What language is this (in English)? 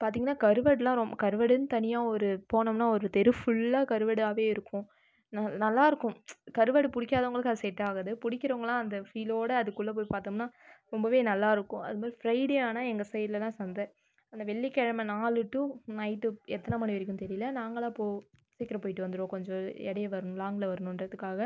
Tamil